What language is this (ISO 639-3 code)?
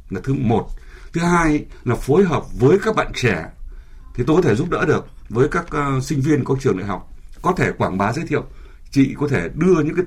vie